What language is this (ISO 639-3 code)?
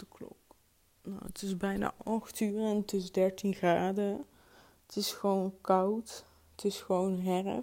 nld